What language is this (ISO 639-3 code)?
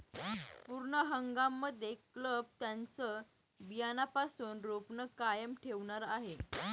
mar